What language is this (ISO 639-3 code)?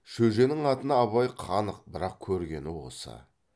kaz